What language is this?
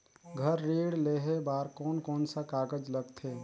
Chhattisgarhi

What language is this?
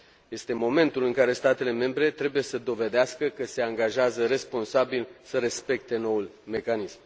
Romanian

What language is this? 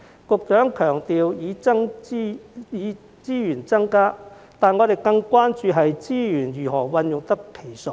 Cantonese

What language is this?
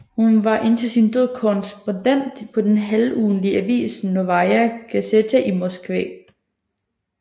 Danish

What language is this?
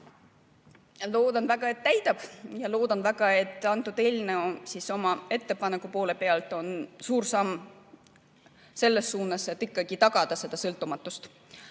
Estonian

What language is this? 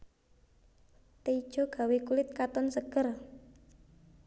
Javanese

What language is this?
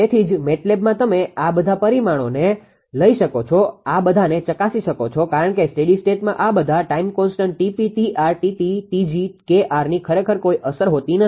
Gujarati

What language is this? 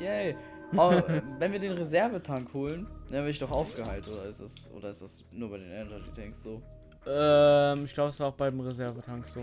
German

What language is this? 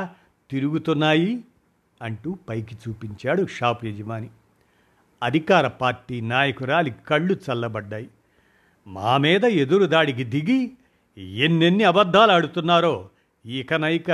Telugu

